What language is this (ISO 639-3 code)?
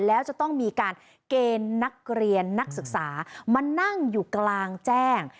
tha